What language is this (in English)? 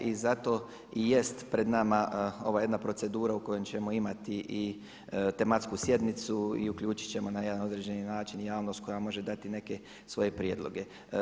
Croatian